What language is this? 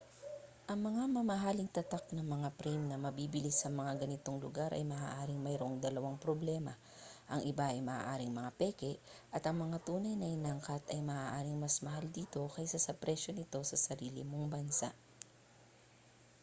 Filipino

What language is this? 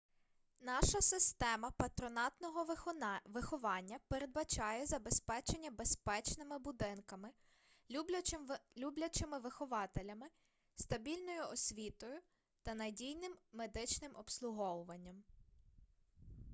Ukrainian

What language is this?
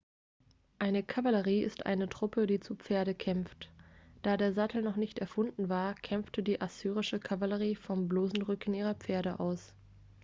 German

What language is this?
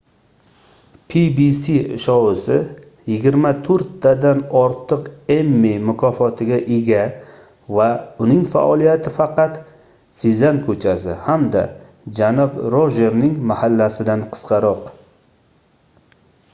Uzbek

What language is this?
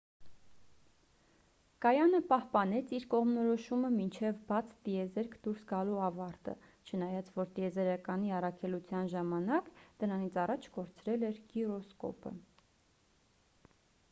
Armenian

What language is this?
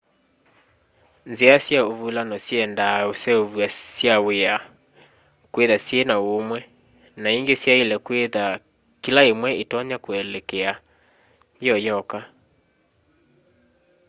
Kamba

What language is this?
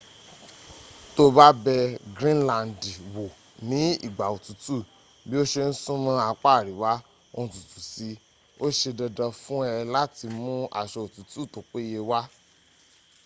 Yoruba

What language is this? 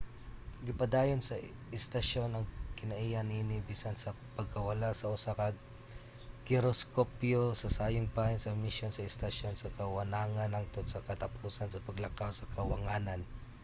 Cebuano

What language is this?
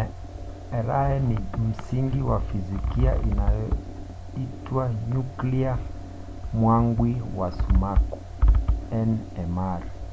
Swahili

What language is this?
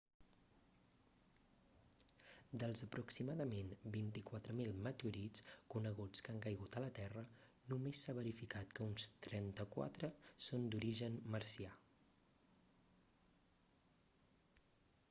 Catalan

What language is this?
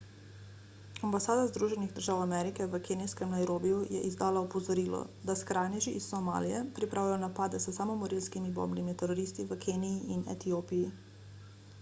Slovenian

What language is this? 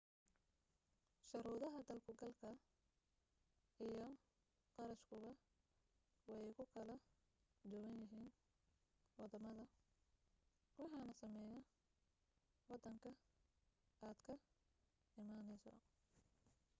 Somali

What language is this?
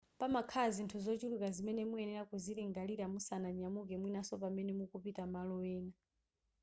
Nyanja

